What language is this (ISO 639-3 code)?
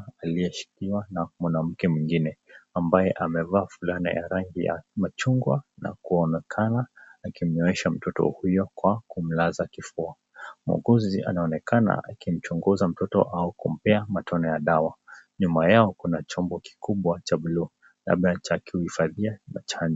swa